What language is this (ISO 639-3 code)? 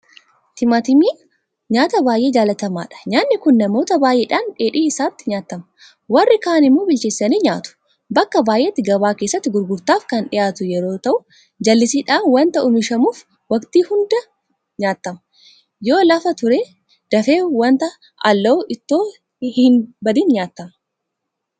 orm